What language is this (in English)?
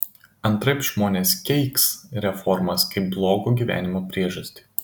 Lithuanian